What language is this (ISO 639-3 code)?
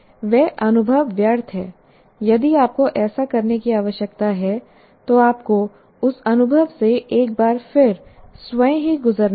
hin